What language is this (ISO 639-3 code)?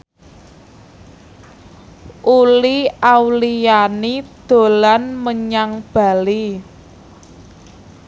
jav